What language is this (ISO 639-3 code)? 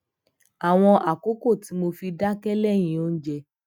yor